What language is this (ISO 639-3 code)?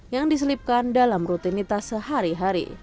ind